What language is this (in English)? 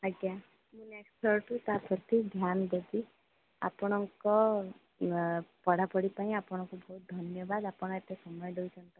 Odia